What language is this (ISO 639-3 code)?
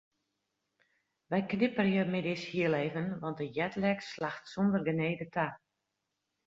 fry